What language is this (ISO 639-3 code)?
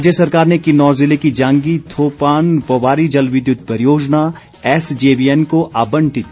hin